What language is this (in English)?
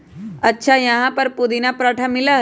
Magahi